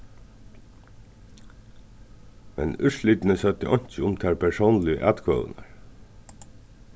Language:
Faroese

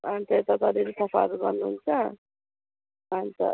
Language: Nepali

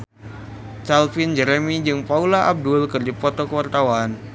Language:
Sundanese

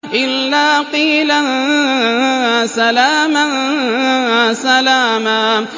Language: Arabic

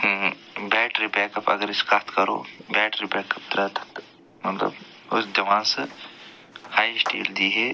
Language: Kashmiri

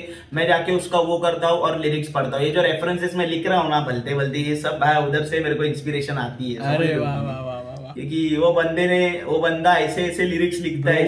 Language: Hindi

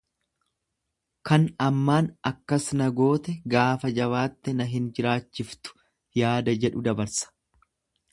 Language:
Oromo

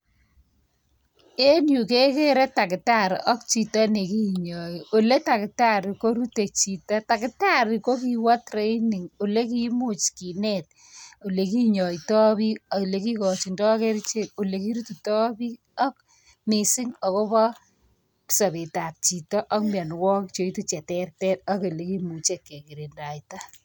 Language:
Kalenjin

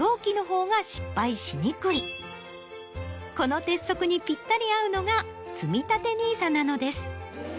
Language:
Japanese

